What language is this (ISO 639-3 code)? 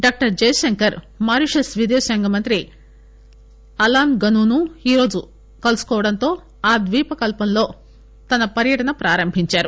tel